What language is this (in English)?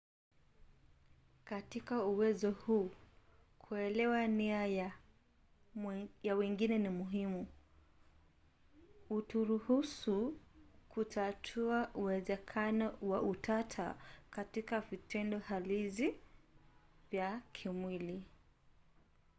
Swahili